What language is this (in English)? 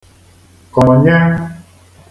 Igbo